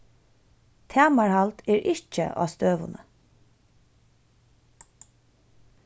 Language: Faroese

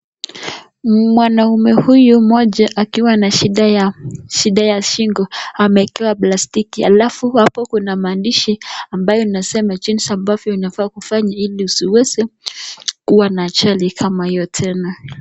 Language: Swahili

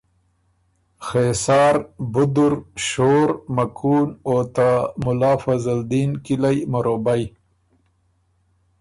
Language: Ormuri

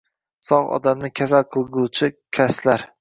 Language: Uzbek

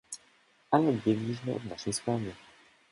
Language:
Polish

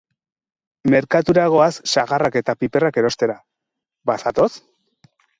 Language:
Basque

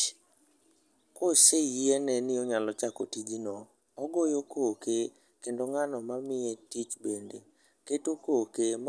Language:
Luo (Kenya and Tanzania)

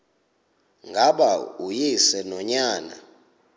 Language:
Xhosa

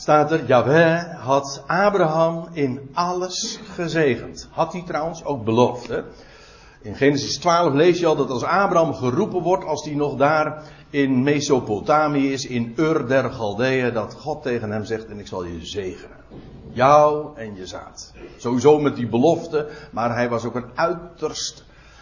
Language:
Dutch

